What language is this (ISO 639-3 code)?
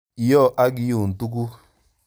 kln